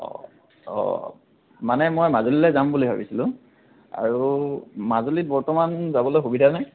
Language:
Assamese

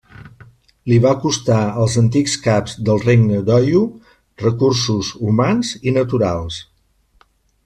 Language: Catalan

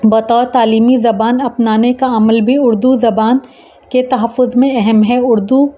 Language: Urdu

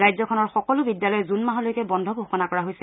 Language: Assamese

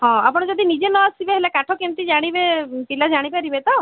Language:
Odia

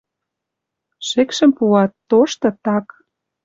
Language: Western Mari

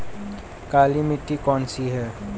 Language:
Hindi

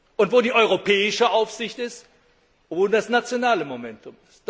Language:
German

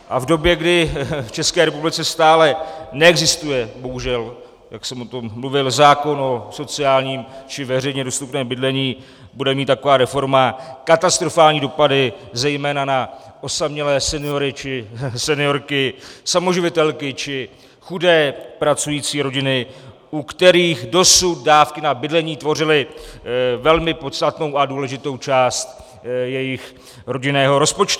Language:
Czech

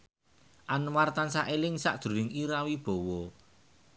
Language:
Javanese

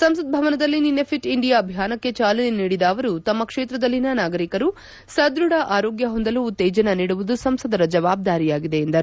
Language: Kannada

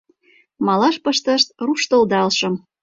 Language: Mari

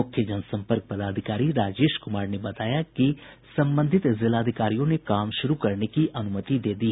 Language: Hindi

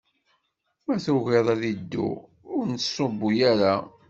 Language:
Kabyle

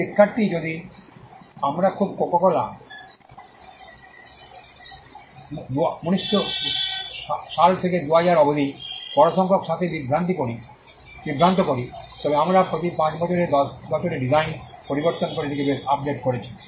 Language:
Bangla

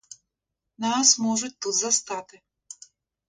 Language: Ukrainian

